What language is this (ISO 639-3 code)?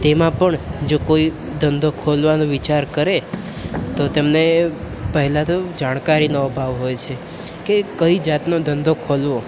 guj